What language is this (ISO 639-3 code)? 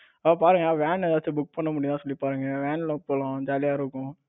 tam